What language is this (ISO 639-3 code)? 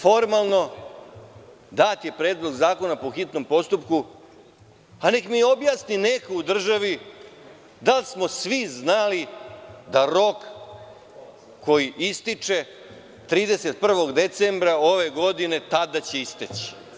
srp